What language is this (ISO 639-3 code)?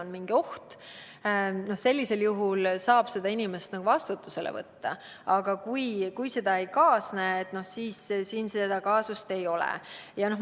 est